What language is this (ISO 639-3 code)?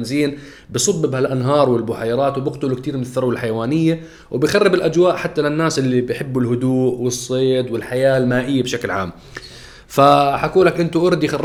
ara